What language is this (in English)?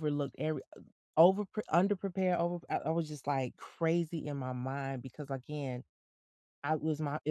English